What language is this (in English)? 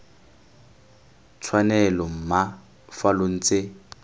Tswana